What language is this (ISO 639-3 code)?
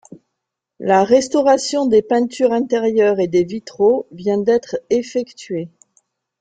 fra